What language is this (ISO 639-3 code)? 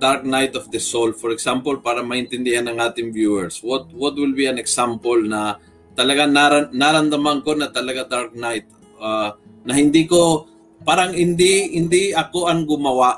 fil